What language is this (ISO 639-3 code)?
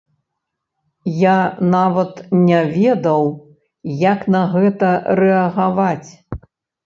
bel